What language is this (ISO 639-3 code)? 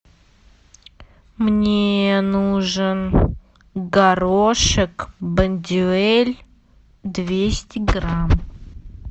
rus